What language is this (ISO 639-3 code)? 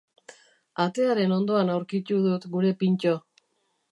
eus